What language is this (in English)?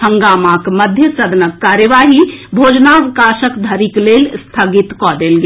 Maithili